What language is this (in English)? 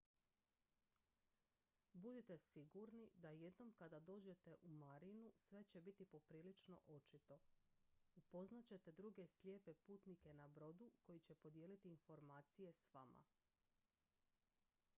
Croatian